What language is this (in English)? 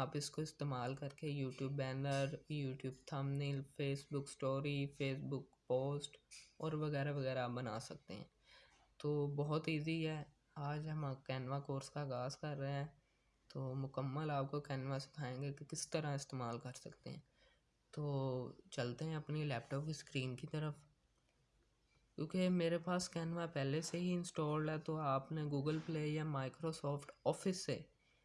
Urdu